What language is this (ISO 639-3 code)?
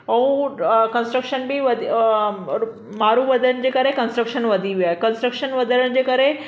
snd